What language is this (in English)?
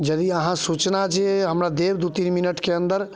Maithili